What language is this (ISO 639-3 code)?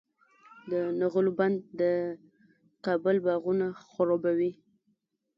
pus